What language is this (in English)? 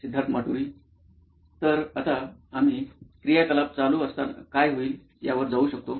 Marathi